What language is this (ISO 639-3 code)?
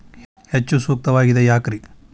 kan